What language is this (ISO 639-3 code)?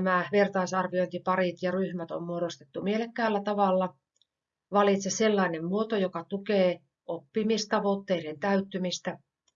fin